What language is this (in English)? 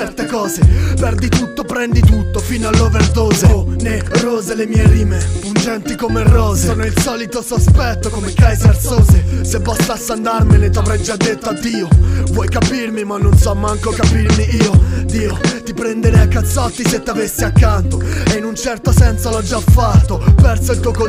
Italian